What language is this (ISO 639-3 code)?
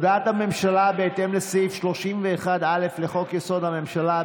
heb